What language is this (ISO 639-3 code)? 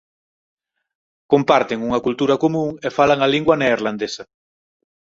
glg